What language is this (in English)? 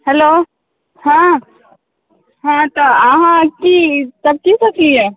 Maithili